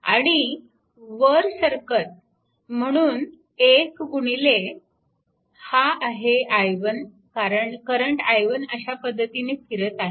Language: Marathi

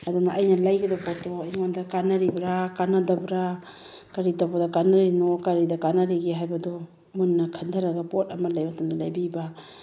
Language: Manipuri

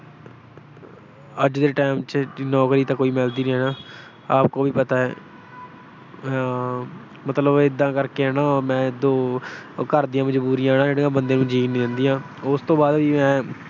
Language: Punjabi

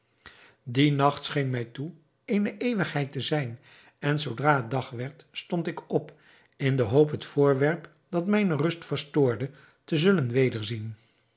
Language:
Dutch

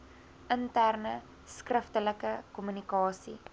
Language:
Afrikaans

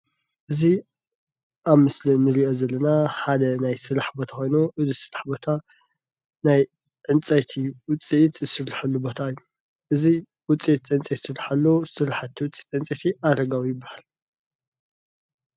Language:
Tigrinya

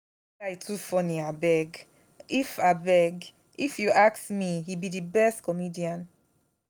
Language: Nigerian Pidgin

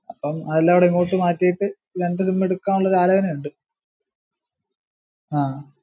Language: Malayalam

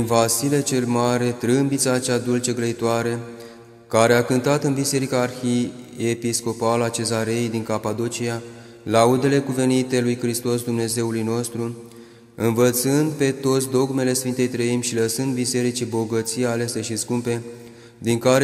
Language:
Romanian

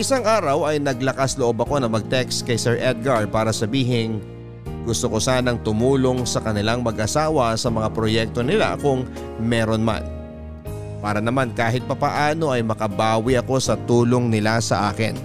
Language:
Filipino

